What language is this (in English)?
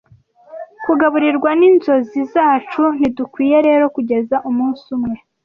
Kinyarwanda